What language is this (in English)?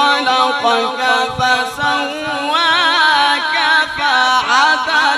Arabic